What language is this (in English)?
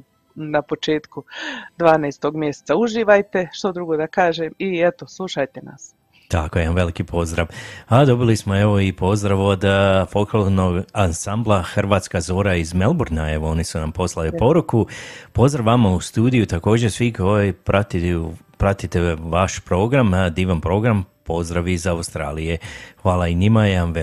Croatian